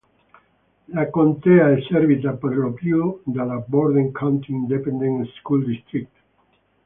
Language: Italian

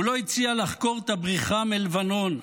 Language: Hebrew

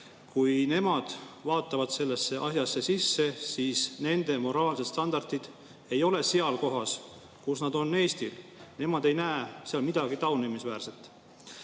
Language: Estonian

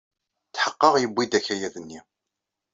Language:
Kabyle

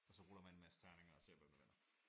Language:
Danish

